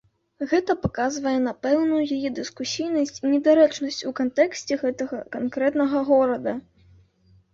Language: Belarusian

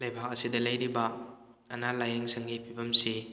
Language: Manipuri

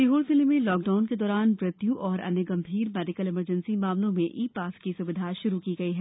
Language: Hindi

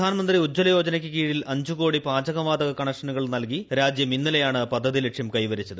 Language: Malayalam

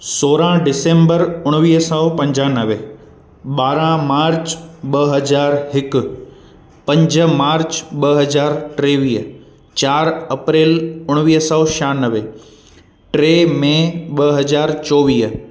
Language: Sindhi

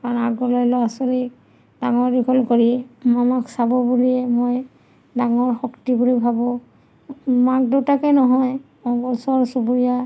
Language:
Assamese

